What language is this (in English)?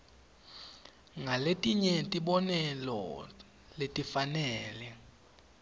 Swati